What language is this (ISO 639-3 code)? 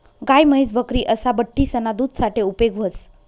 mar